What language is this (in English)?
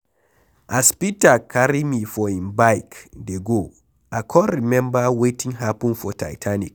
Nigerian Pidgin